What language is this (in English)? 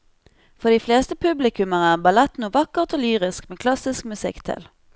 Norwegian